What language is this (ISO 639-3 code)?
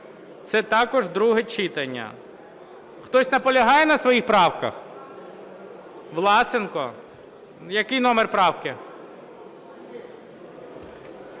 ukr